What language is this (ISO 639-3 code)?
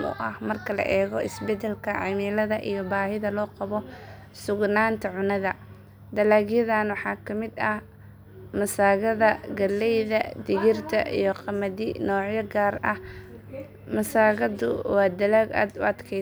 som